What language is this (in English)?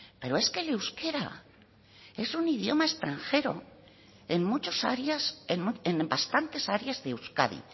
Spanish